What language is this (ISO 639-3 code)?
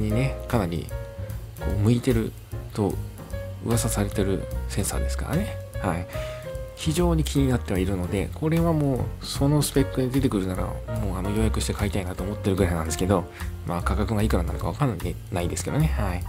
jpn